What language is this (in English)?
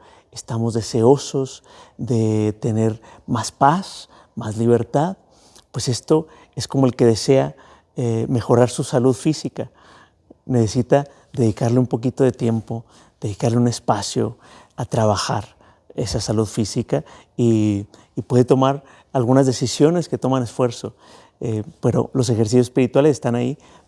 Spanish